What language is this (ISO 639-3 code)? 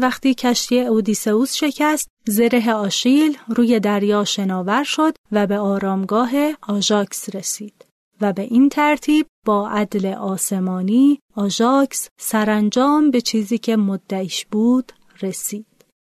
fas